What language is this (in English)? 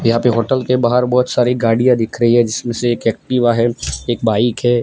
Hindi